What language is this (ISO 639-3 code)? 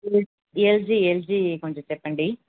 tel